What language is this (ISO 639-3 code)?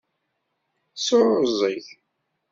kab